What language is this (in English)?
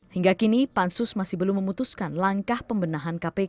Indonesian